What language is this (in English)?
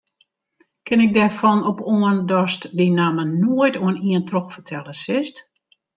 Western Frisian